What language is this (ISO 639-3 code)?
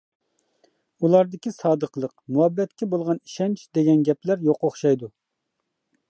uig